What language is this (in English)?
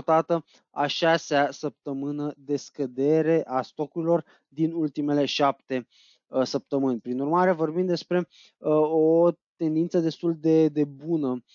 Romanian